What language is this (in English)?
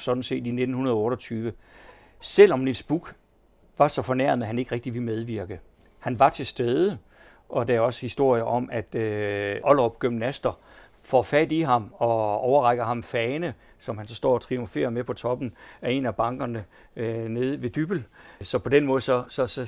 Danish